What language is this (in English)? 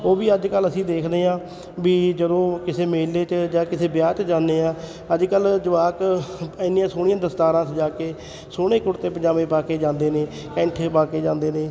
Punjabi